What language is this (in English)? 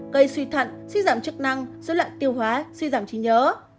Vietnamese